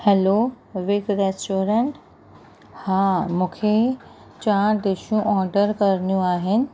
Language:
Sindhi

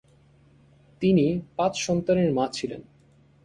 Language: Bangla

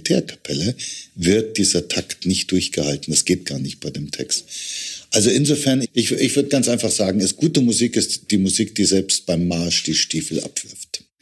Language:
German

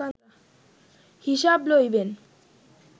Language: Bangla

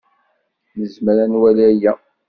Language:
Kabyle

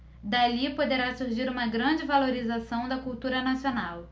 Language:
Portuguese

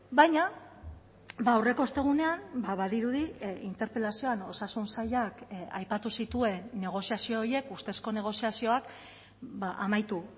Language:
Basque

